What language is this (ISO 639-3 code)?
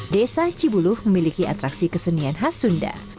ind